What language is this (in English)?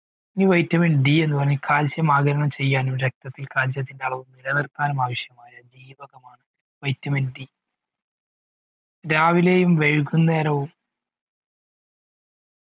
Malayalam